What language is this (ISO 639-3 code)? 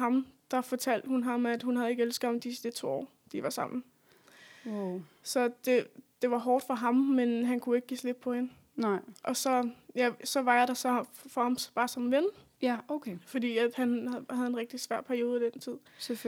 dan